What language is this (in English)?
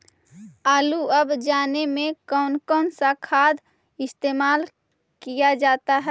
Magahi